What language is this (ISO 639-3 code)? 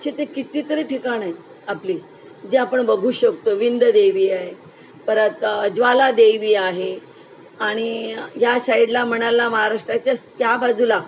mar